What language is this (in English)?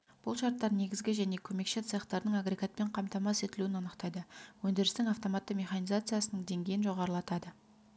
Kazakh